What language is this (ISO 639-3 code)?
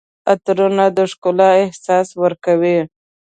pus